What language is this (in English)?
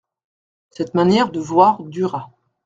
French